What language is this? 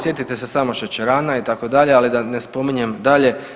Croatian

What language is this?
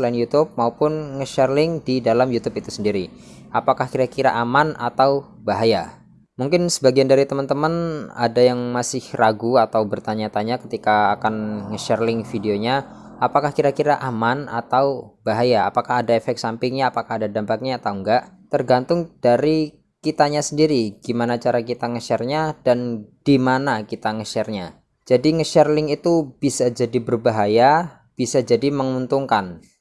Indonesian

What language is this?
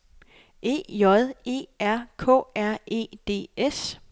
Danish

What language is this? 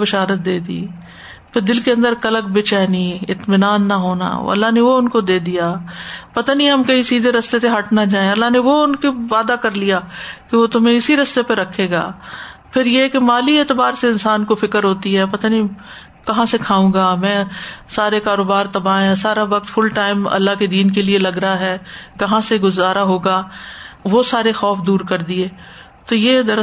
Urdu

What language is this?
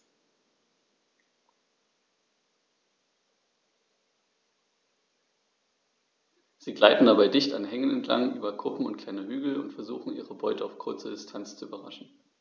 German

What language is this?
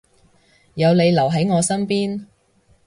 Cantonese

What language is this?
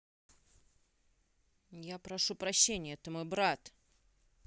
Russian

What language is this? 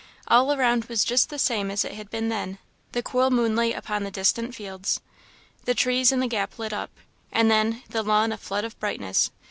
English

